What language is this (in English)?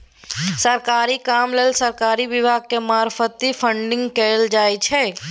Maithili